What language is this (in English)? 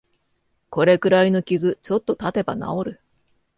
Japanese